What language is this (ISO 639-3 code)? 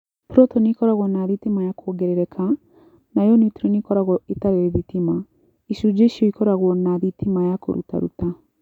kik